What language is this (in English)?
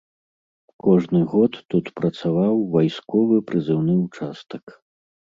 Belarusian